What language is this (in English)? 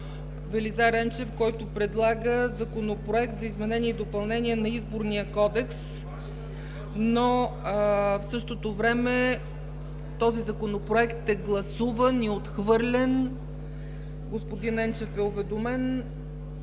Bulgarian